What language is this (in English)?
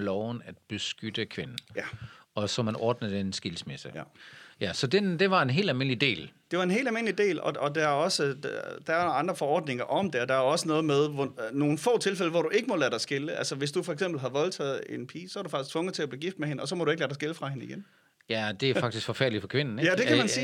Danish